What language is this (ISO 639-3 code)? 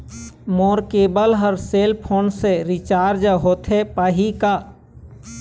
hne